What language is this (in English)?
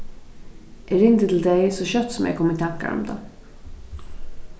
Faroese